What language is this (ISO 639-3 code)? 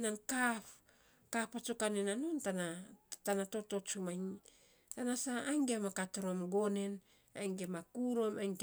sps